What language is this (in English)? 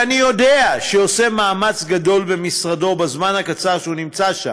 Hebrew